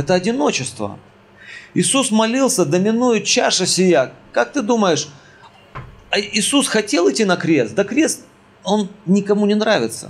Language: Russian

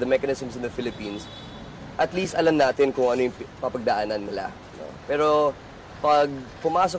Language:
Filipino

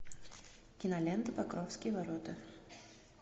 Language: Russian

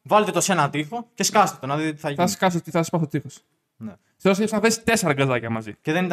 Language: Greek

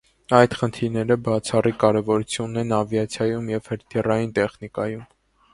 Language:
Armenian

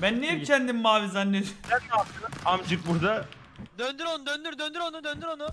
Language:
Turkish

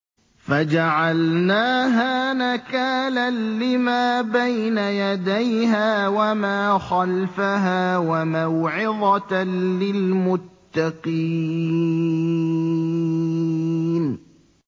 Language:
Arabic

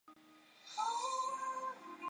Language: Chinese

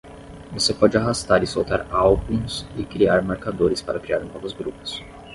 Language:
Portuguese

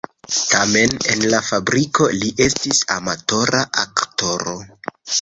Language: Esperanto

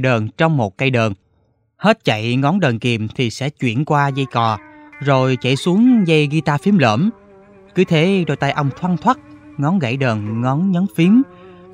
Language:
Vietnamese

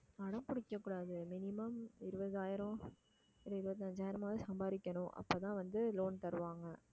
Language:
Tamil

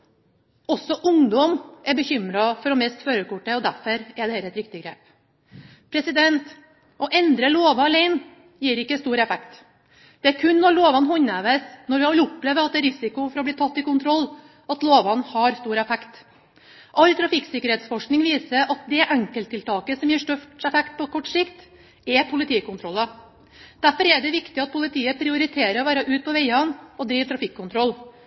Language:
Norwegian Bokmål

